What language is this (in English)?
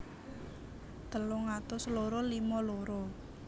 Javanese